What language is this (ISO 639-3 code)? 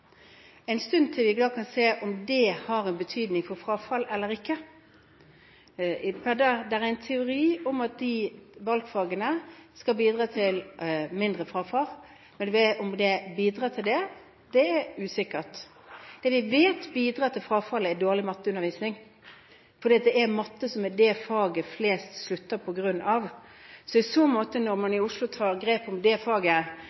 nob